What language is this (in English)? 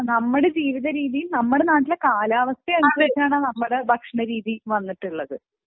Malayalam